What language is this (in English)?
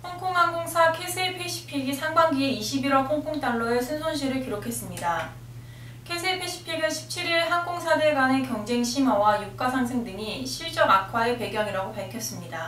Korean